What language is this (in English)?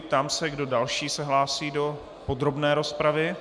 Czech